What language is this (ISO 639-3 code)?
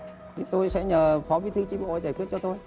vie